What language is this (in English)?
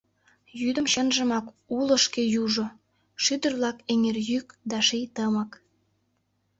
Mari